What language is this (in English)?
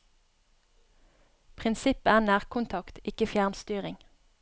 Norwegian